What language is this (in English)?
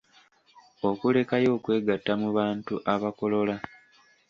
Ganda